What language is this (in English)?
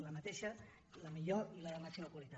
Catalan